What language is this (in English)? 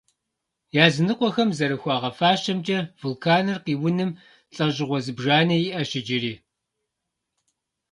Kabardian